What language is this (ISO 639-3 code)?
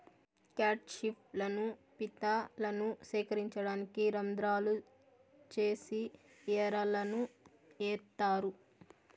tel